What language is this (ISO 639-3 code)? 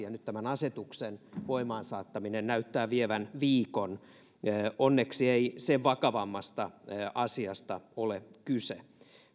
fin